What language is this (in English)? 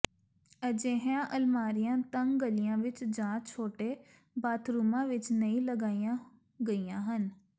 Punjabi